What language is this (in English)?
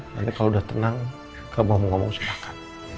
Indonesian